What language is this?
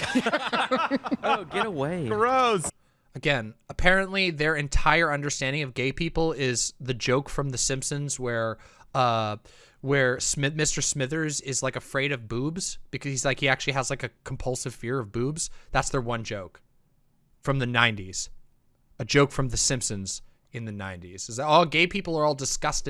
English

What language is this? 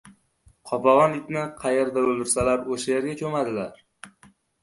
Uzbek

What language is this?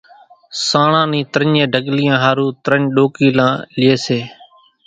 Kachi Koli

